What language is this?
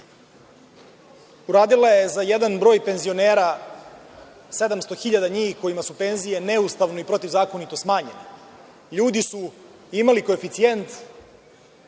Serbian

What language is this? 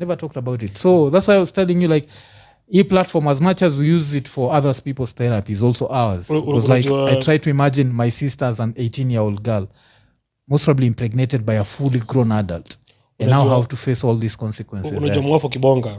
Swahili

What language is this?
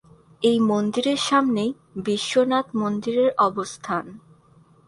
Bangla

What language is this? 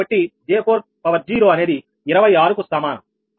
Telugu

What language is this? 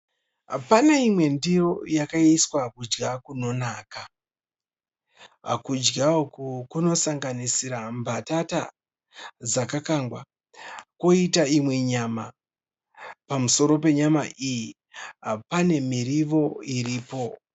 Shona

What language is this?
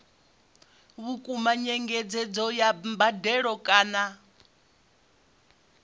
Venda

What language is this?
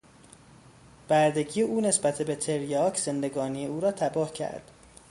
Persian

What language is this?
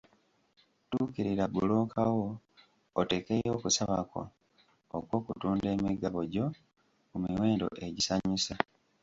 Ganda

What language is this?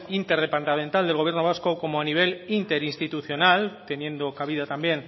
Spanish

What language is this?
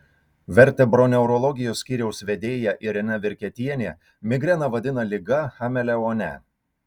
Lithuanian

